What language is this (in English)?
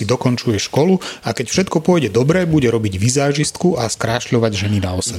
Slovak